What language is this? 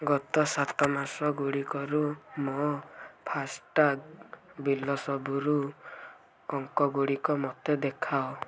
Odia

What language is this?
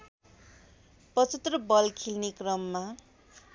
Nepali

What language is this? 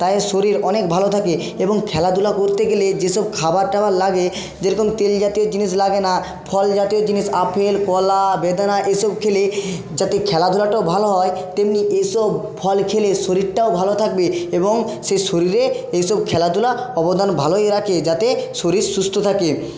Bangla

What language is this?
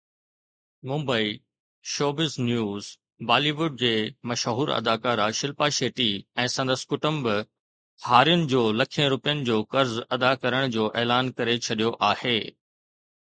Sindhi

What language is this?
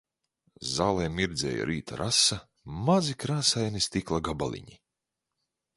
Latvian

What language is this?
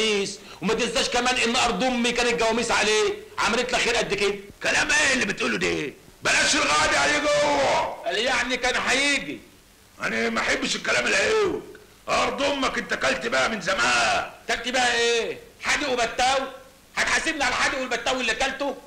Arabic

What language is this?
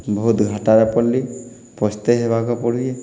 Odia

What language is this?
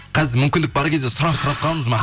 Kazakh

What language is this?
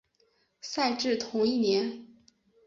Chinese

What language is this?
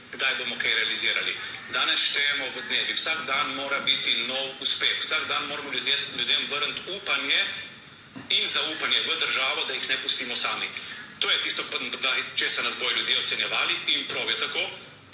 Slovenian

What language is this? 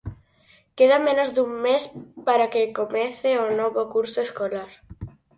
Galician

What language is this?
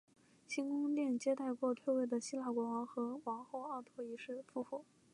Chinese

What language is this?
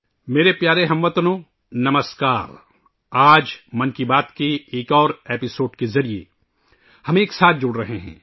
Urdu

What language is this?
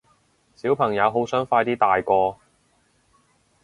Cantonese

